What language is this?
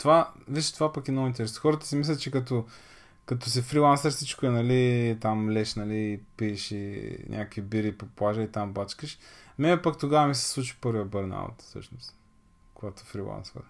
Bulgarian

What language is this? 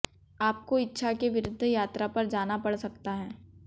Hindi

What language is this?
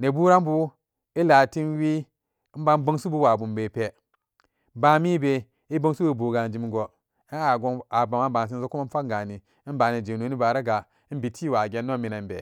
Samba Daka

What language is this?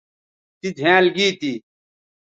Bateri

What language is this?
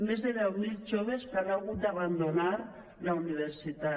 Catalan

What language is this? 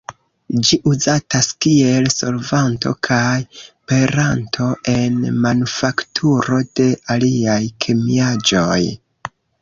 Esperanto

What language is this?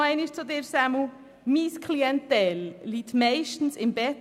Swiss German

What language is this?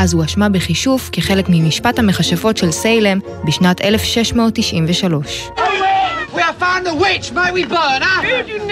Hebrew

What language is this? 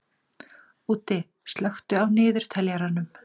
Icelandic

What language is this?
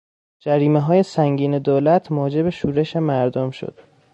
Persian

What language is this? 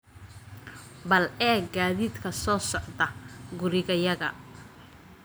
Somali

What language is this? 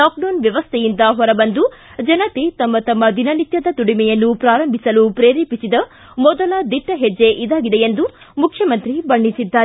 Kannada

